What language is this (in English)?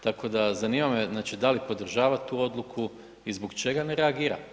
Croatian